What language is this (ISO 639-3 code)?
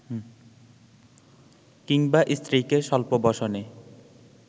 ben